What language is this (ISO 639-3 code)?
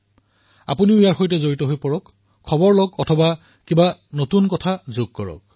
asm